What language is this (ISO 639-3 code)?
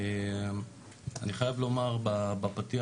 heb